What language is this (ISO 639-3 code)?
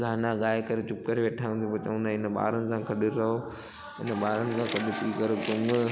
snd